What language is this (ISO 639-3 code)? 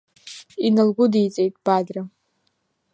abk